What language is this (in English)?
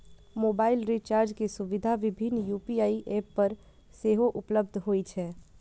Maithili